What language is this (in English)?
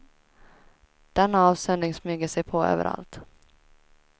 Swedish